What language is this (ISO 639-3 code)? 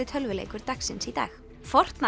isl